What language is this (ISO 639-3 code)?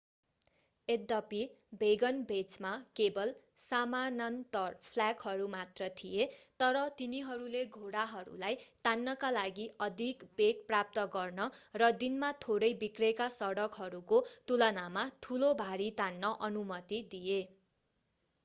nep